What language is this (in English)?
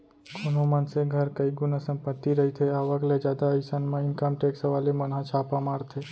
Chhattisgarhi